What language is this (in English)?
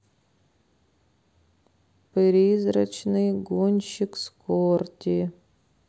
Russian